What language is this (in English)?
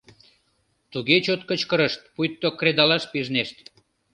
Mari